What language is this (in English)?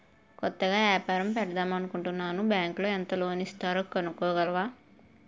Telugu